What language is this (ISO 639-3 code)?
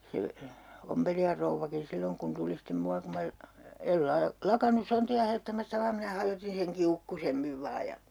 fin